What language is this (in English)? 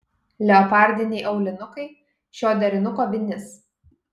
Lithuanian